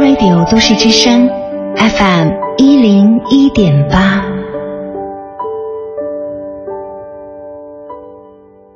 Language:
Chinese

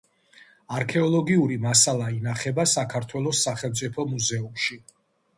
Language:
Georgian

